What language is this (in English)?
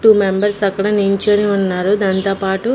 Telugu